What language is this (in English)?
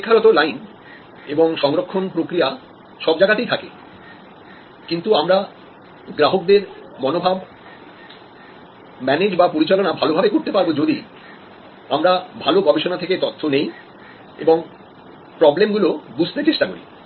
Bangla